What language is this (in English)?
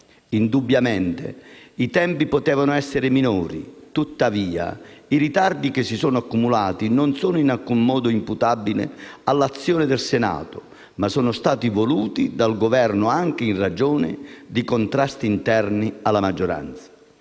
Italian